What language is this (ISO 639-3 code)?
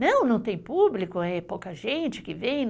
por